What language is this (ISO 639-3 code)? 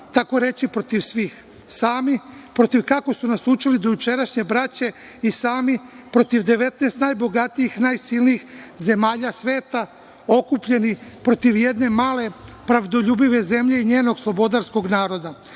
srp